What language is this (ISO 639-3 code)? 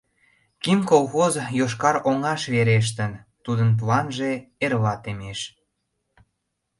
chm